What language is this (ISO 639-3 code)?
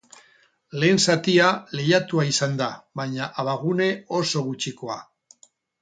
eus